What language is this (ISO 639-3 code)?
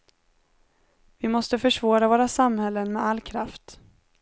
swe